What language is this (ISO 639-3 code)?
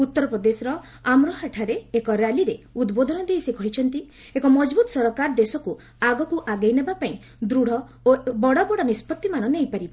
ori